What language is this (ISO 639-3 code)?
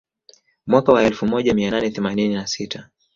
swa